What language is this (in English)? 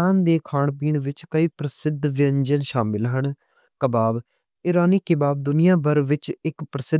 Western Panjabi